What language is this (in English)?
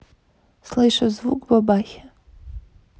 Russian